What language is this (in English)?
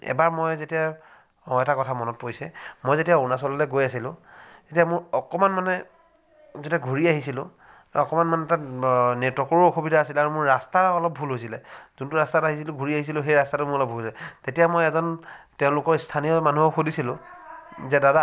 Assamese